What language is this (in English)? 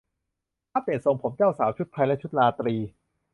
Thai